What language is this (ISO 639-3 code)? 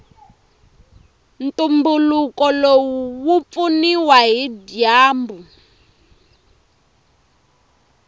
tso